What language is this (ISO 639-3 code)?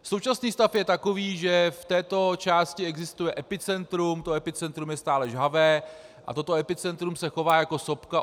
ces